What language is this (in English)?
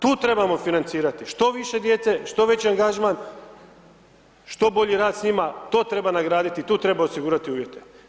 Croatian